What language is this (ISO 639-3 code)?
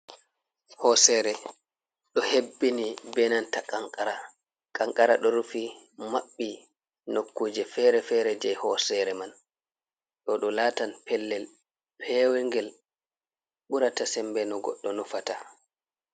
ful